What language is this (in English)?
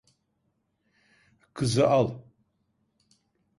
Turkish